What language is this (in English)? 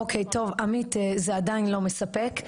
Hebrew